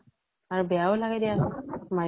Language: Assamese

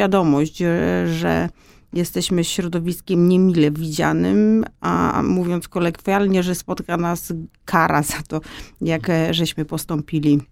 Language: Polish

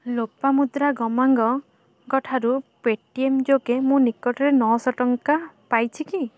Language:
Odia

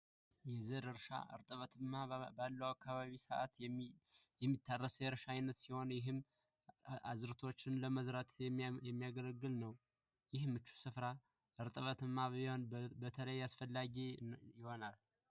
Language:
Amharic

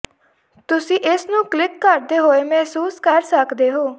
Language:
Punjabi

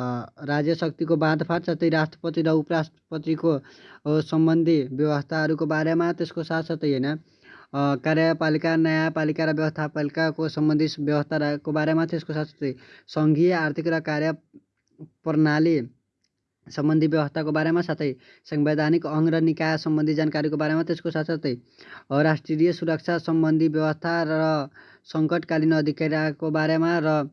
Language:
Hindi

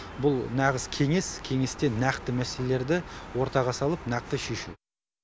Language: Kazakh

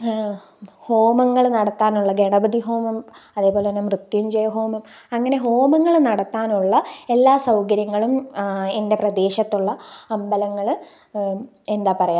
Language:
Malayalam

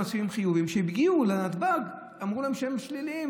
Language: Hebrew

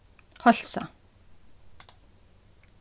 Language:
Faroese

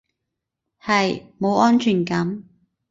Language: Cantonese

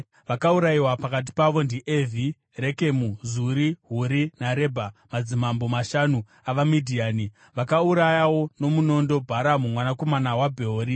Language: Shona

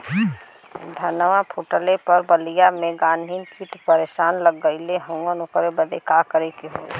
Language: Bhojpuri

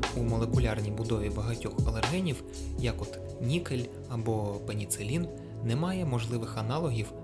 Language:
Ukrainian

